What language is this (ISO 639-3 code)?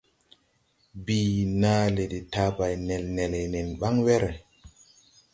tui